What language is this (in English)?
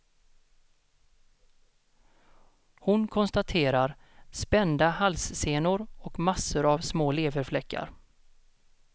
Swedish